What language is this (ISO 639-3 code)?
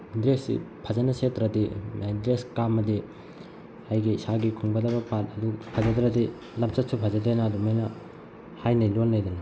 mni